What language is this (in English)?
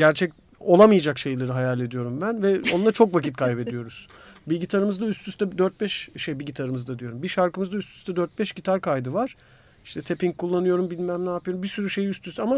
Turkish